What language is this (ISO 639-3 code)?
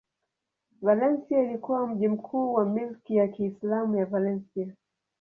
swa